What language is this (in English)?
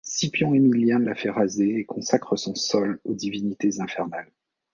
French